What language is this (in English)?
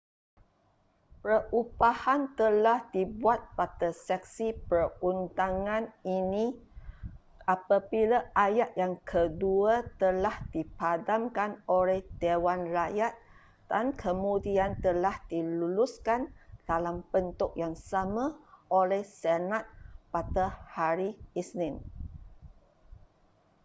Malay